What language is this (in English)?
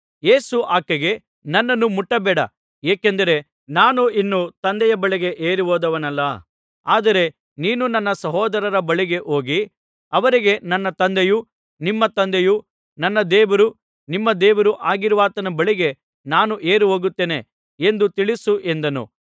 Kannada